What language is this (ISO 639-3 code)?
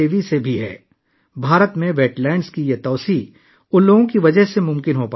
urd